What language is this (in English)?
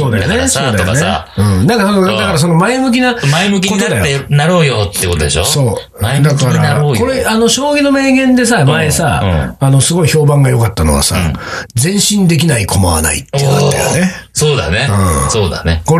Japanese